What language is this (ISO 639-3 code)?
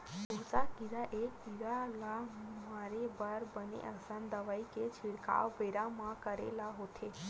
hne